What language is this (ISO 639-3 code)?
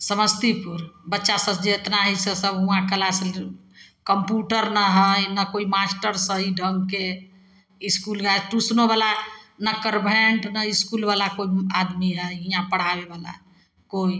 mai